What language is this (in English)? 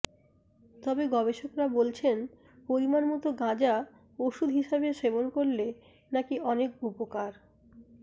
Bangla